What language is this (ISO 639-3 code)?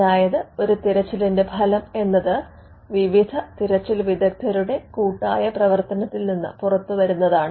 mal